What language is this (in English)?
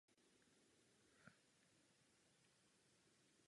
Czech